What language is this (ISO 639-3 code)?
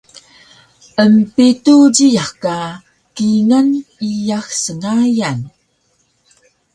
trv